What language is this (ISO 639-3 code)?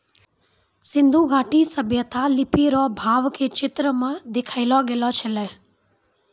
mai